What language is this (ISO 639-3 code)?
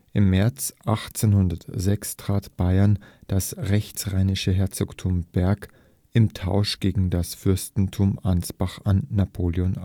deu